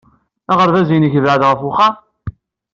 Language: Kabyle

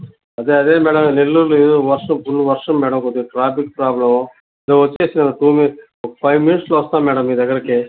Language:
Telugu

